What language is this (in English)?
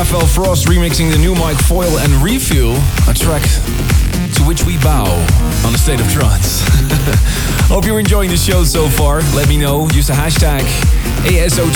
English